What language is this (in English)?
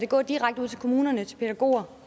Danish